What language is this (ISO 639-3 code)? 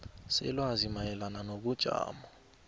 nbl